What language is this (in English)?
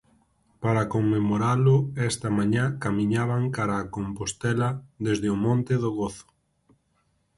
Galician